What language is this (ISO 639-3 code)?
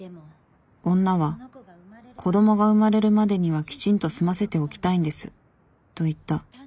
jpn